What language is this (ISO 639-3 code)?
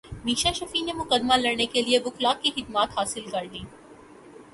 urd